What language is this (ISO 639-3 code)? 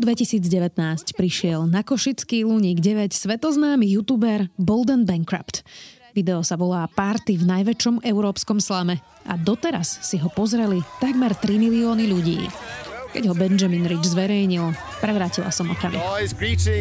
slk